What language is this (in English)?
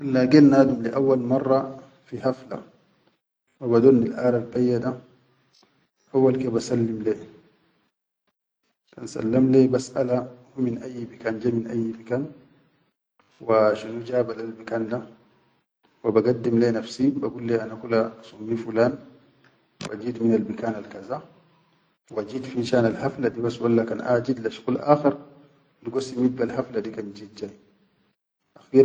Chadian Arabic